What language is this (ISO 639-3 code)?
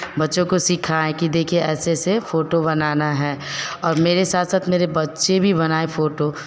hin